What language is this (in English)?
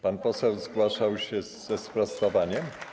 Polish